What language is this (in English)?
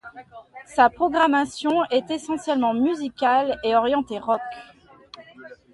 French